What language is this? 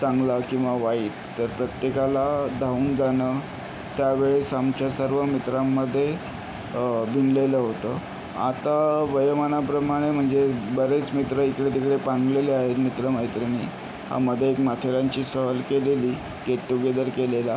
Marathi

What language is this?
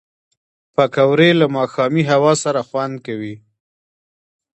Pashto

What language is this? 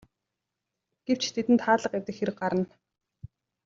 Mongolian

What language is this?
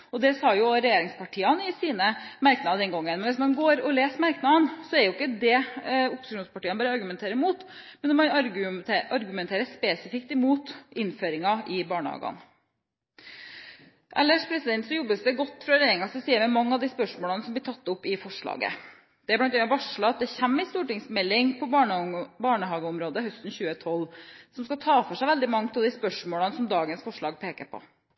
Norwegian Bokmål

